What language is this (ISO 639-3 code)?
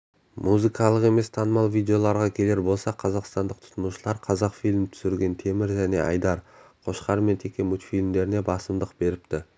kaz